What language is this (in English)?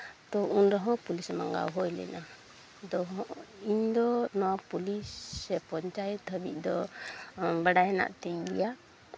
Santali